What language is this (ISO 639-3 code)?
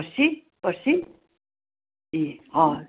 nep